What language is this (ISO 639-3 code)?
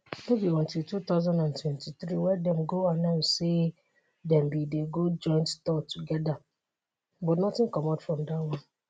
pcm